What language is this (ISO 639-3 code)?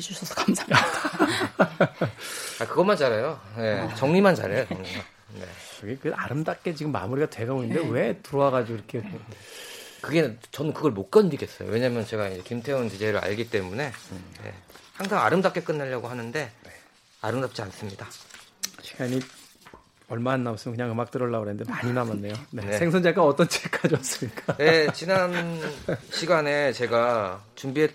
kor